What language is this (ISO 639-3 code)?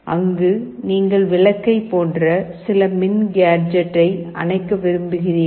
tam